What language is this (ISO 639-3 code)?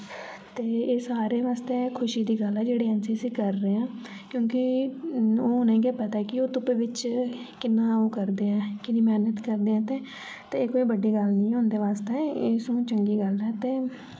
doi